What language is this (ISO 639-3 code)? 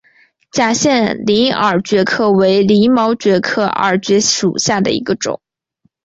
zho